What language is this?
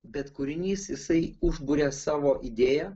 Lithuanian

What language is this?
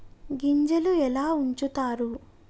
Telugu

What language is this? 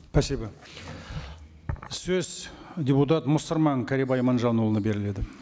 Kazakh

